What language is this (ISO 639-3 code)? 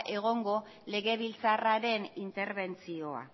eus